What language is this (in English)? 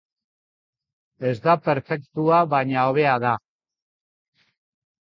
Basque